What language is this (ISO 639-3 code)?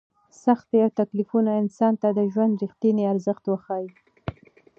pus